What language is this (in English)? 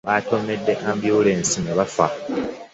Ganda